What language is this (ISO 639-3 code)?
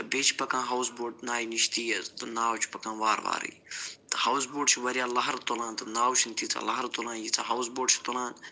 kas